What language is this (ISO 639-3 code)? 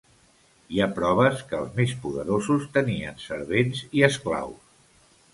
cat